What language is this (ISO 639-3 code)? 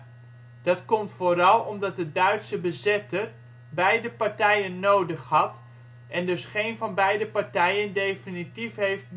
nld